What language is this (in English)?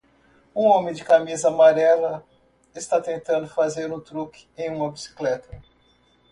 Portuguese